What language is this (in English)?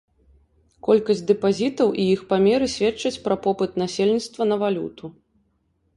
Belarusian